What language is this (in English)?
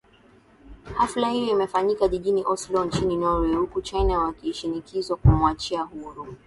Swahili